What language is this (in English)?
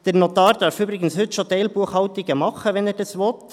Swiss German